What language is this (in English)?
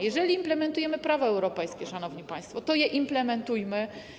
Polish